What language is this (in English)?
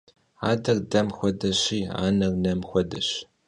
Kabardian